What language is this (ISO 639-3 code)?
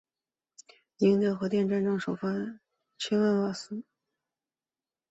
zho